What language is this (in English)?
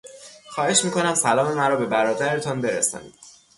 Persian